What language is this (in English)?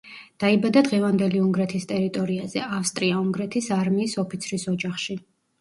Georgian